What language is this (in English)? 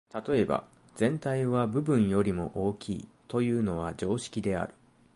Japanese